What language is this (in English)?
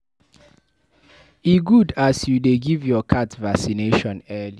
Nigerian Pidgin